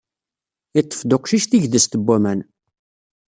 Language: Kabyle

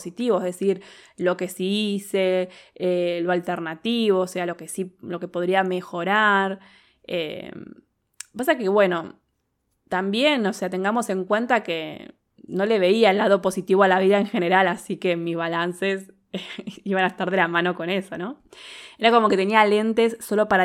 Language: Spanish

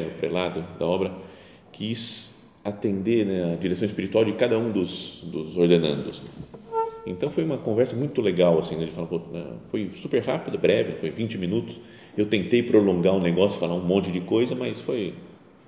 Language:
Portuguese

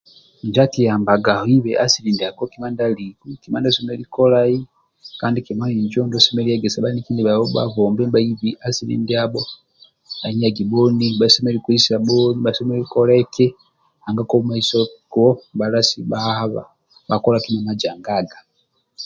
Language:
Amba (Uganda)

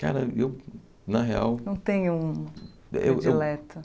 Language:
Portuguese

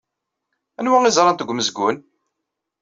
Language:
Kabyle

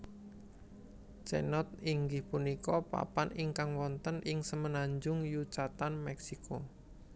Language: Javanese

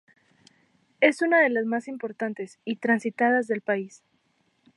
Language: Spanish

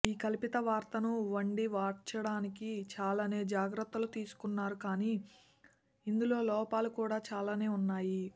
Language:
Telugu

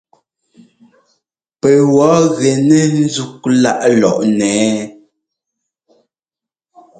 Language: Ngomba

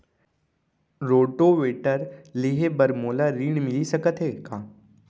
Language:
Chhattisgarhi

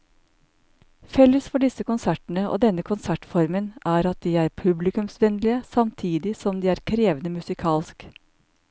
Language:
Norwegian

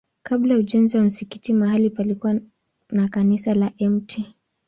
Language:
Swahili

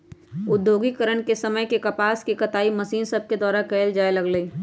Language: Magahi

